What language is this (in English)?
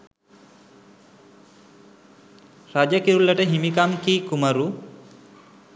Sinhala